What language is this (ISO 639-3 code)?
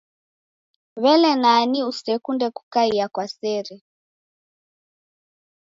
dav